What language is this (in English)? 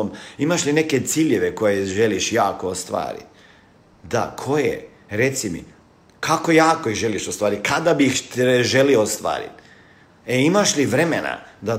Croatian